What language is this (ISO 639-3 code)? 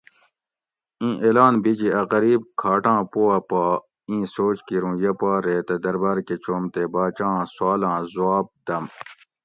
gwc